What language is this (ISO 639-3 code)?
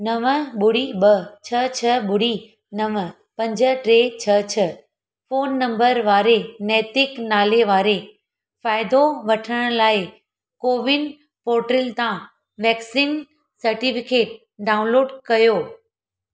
snd